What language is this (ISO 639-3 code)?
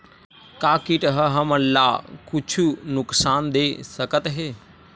hne